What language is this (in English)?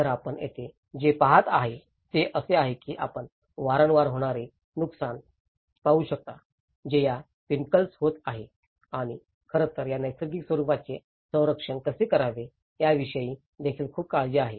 Marathi